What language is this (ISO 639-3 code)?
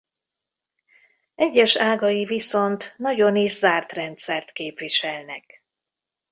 hun